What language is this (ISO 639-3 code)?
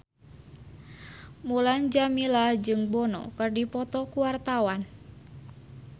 sun